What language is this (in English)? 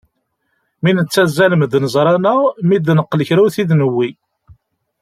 Kabyle